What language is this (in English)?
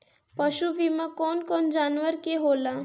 Bhojpuri